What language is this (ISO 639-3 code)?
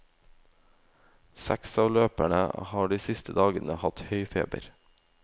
nor